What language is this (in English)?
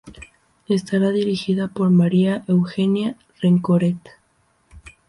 Spanish